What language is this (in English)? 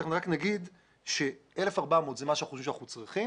Hebrew